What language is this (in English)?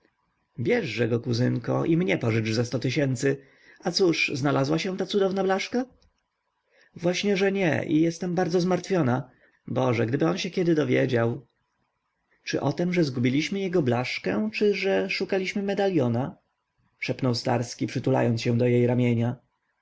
Polish